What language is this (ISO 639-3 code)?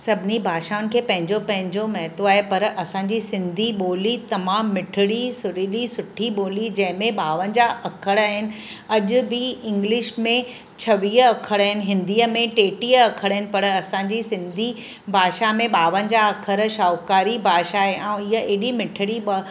snd